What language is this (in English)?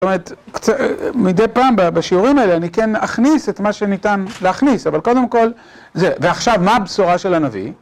Hebrew